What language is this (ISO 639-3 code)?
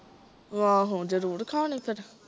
pan